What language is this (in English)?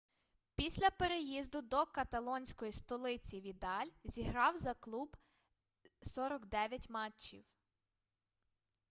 Ukrainian